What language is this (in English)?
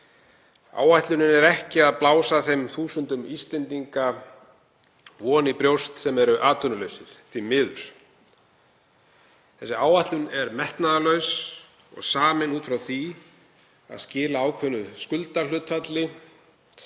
Icelandic